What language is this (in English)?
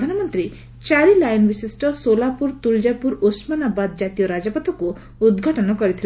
Odia